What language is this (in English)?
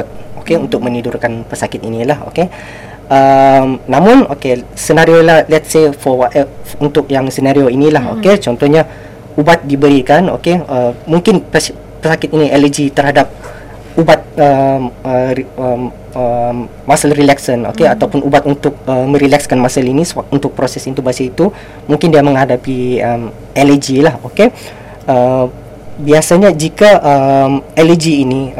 Malay